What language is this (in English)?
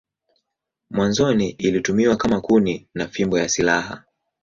Swahili